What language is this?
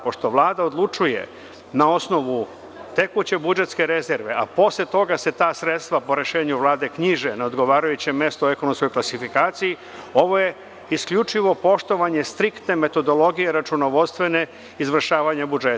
Serbian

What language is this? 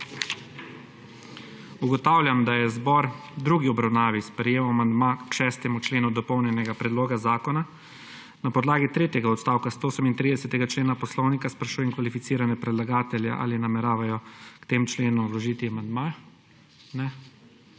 Slovenian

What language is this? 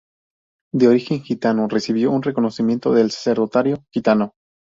Spanish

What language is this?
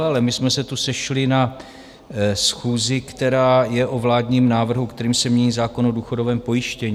Czech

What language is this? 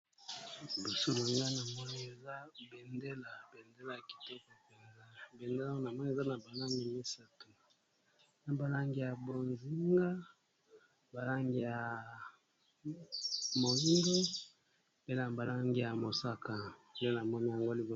Lingala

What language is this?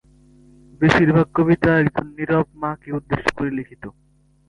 Bangla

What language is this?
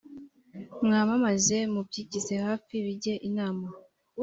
Kinyarwanda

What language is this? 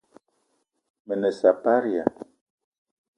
Eton (Cameroon)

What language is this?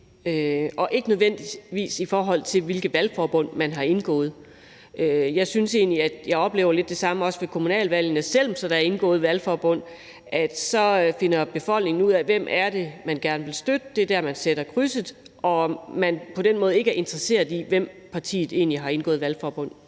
Danish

